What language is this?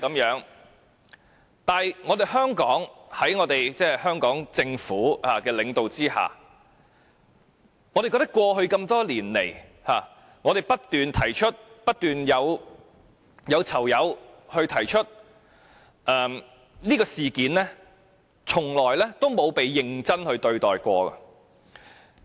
Cantonese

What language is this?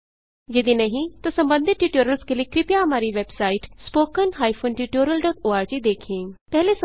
Hindi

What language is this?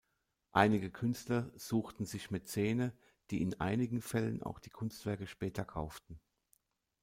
German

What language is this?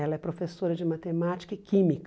Portuguese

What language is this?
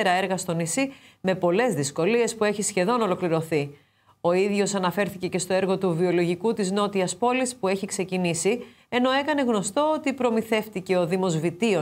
Greek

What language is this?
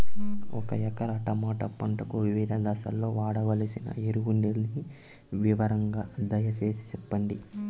Telugu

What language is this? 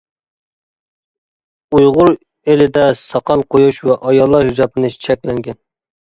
Uyghur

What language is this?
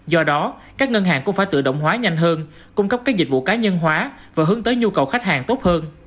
Vietnamese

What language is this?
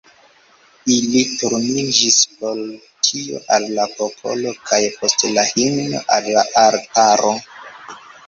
Esperanto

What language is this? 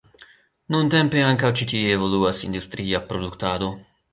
Esperanto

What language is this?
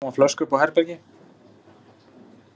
Icelandic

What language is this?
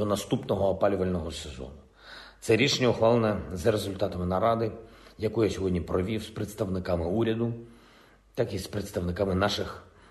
Ukrainian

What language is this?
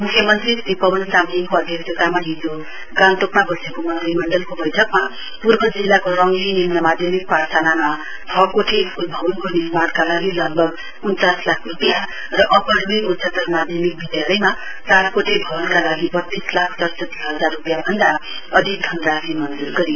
Nepali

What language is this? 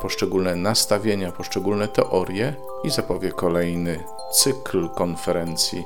Polish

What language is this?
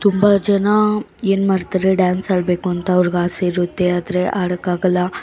Kannada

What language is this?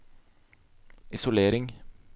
Norwegian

